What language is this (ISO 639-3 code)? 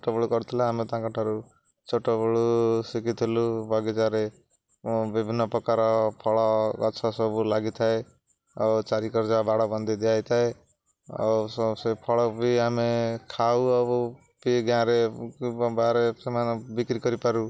ori